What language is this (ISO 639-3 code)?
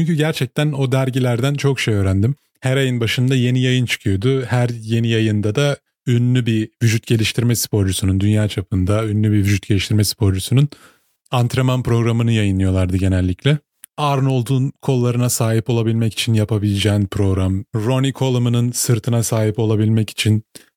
tur